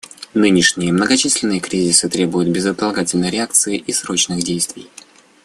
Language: Russian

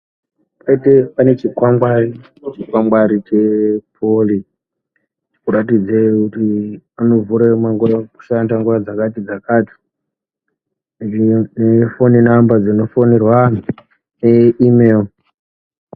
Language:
Ndau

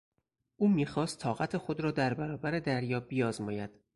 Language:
Persian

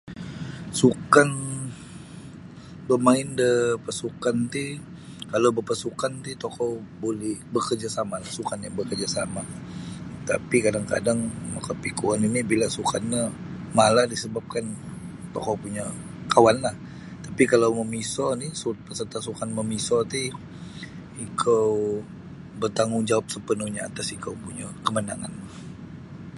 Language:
Sabah Bisaya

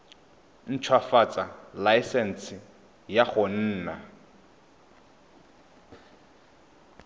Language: Tswana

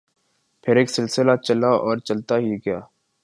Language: Urdu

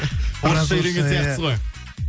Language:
Kazakh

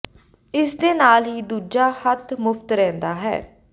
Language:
Punjabi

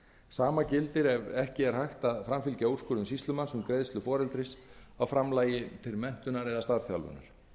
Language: Icelandic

